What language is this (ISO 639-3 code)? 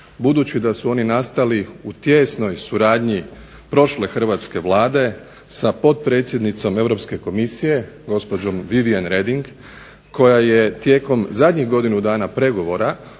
hrv